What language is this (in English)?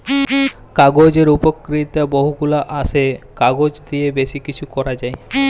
Bangla